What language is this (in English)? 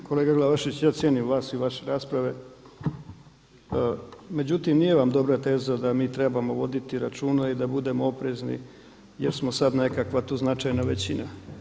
Croatian